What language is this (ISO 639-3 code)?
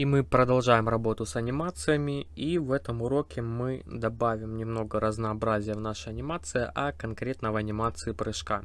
rus